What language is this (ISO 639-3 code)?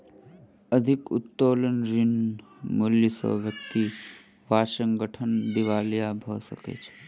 mai